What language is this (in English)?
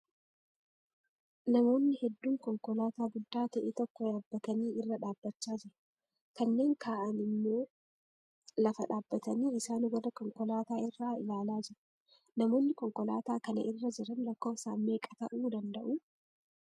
Oromo